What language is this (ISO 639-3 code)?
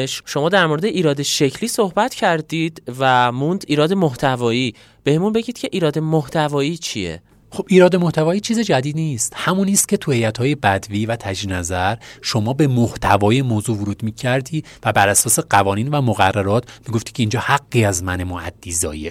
fas